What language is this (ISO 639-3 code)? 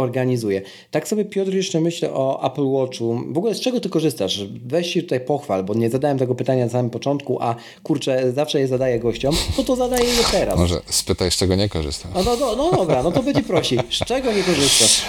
pol